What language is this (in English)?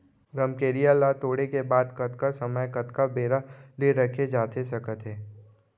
Chhattisgarhi